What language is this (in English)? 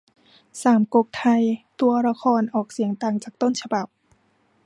Thai